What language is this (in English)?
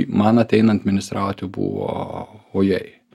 Lithuanian